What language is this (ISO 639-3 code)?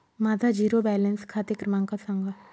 mar